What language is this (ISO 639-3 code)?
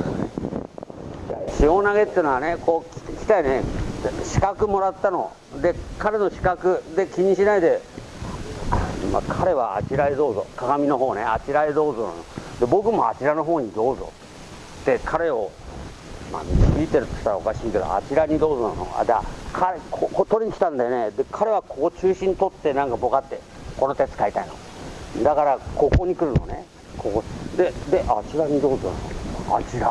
jpn